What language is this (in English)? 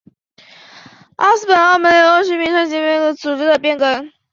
Chinese